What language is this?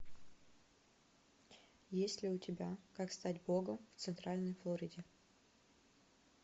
Russian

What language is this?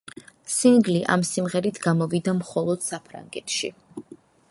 Georgian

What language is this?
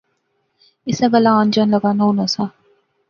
Pahari-Potwari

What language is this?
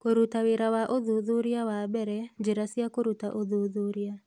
Kikuyu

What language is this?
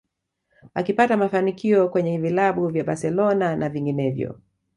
Swahili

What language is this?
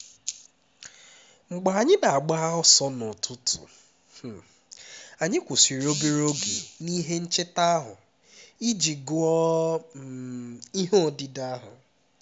Igbo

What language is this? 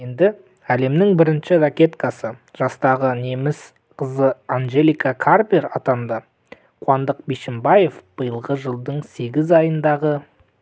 Kazakh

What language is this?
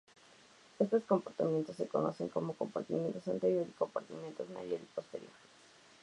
Spanish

